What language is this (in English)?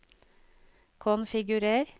Norwegian